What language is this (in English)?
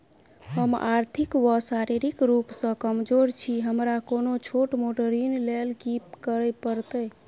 Maithili